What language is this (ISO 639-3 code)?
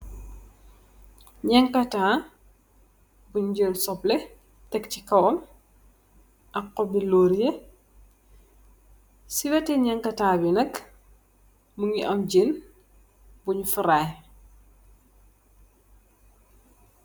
wol